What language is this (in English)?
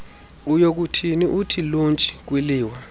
Xhosa